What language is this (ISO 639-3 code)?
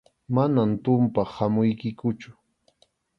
qxu